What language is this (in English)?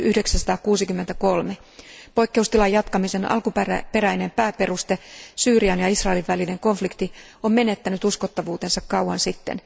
Finnish